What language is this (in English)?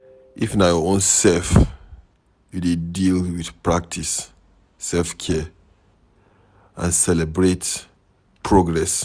Nigerian Pidgin